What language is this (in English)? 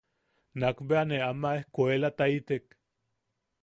Yaqui